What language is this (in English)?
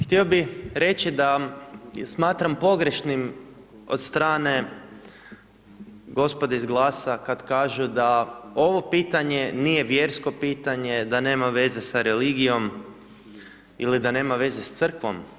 Croatian